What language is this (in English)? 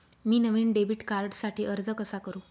Marathi